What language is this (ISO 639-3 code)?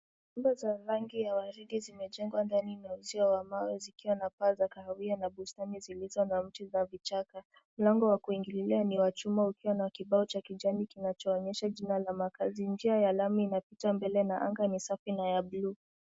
swa